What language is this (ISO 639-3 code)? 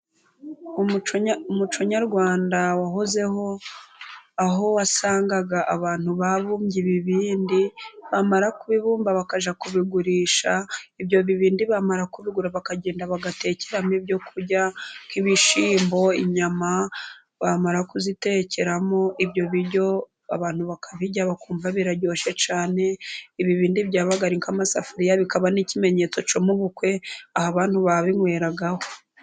kin